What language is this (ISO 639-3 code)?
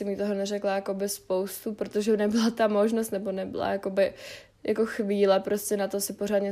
ces